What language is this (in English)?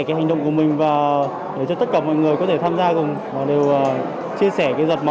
Vietnamese